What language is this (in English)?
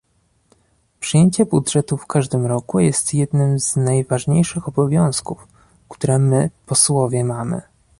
Polish